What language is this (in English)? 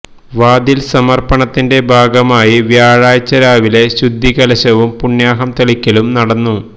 Malayalam